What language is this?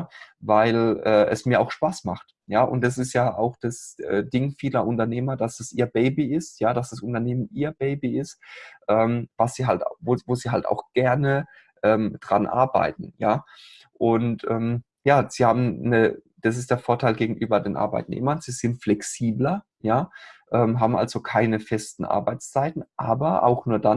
German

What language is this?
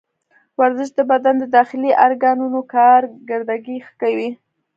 Pashto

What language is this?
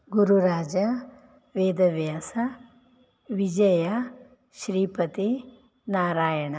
Sanskrit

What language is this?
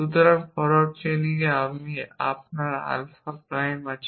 Bangla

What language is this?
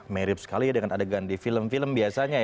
Indonesian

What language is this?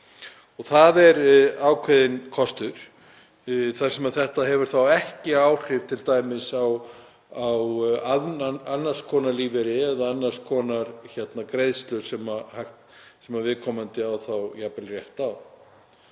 Icelandic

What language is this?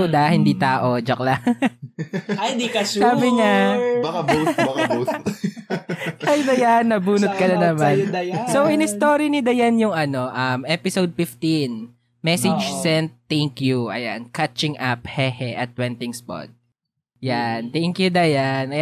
Filipino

